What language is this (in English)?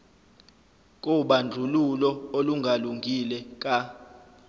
Zulu